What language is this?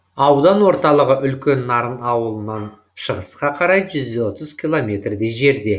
Kazakh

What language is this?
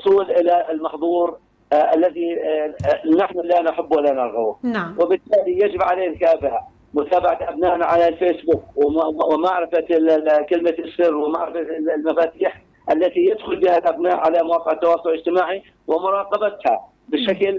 Arabic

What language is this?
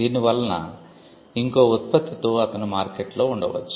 Telugu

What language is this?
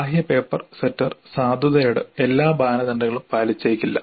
Malayalam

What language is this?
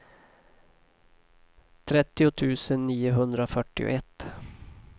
Swedish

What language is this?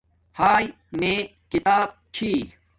Domaaki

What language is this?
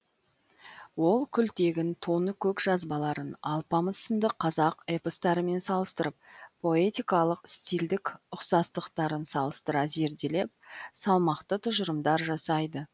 Kazakh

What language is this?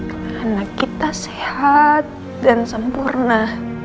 Indonesian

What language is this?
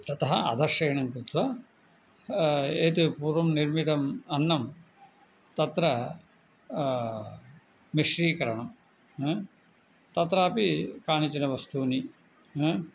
Sanskrit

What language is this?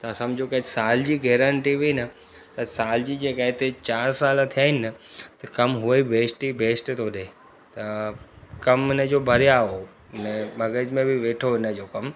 Sindhi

